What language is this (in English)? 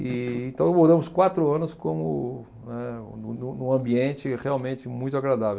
Portuguese